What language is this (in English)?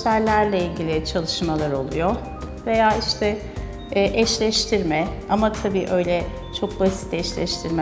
Turkish